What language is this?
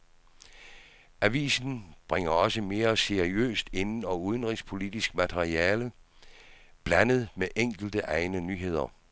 Danish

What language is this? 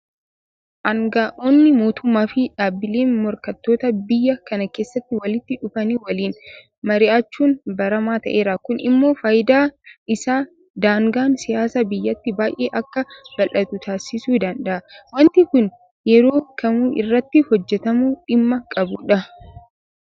Oromo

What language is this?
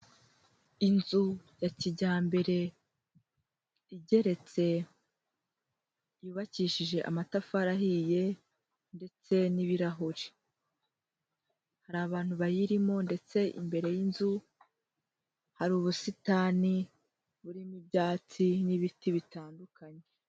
Kinyarwanda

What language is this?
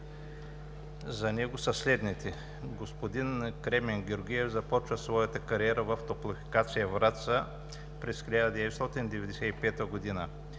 Bulgarian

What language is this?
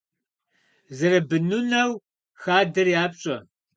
Kabardian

